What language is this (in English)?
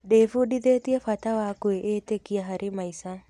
Kikuyu